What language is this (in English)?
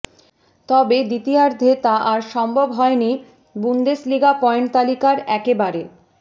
Bangla